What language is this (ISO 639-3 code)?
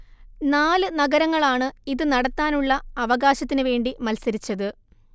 mal